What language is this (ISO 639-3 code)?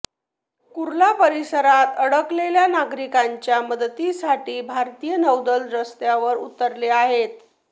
mar